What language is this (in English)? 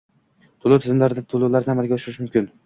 Uzbek